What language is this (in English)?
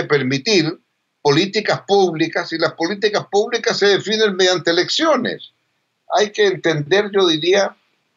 Spanish